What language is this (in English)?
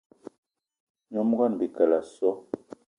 Eton (Cameroon)